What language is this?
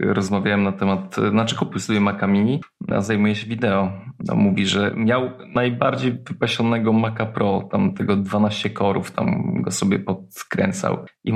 Polish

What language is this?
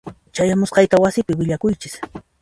Puno Quechua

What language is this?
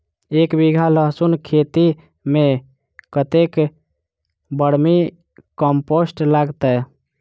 Maithili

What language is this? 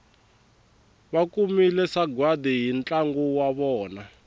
Tsonga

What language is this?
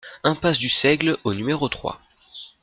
French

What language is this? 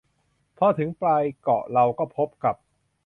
Thai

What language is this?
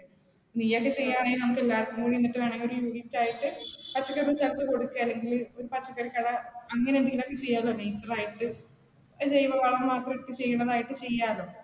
Malayalam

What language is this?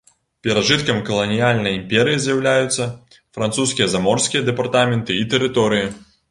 Belarusian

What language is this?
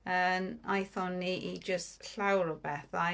Welsh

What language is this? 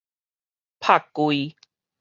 Min Nan Chinese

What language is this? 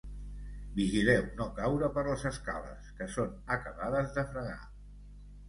Catalan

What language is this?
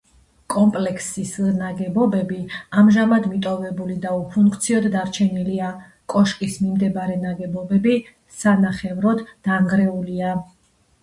Georgian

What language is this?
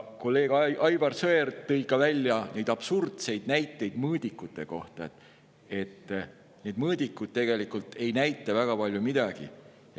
Estonian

